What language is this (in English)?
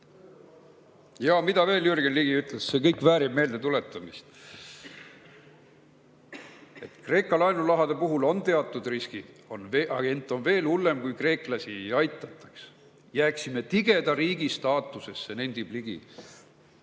Estonian